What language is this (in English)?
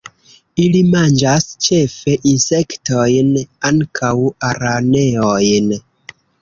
Esperanto